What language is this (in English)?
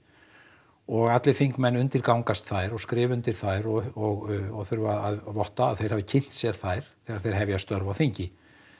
Icelandic